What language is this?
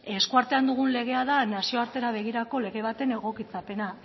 Basque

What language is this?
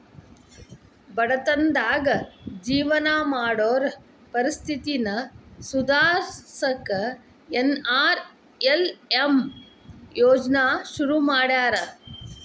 Kannada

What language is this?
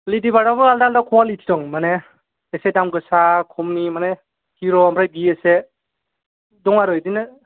Bodo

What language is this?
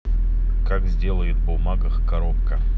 Russian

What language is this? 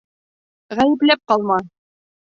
Bashkir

